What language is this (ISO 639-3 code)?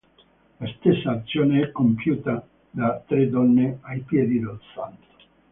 ita